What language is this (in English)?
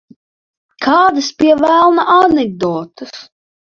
Latvian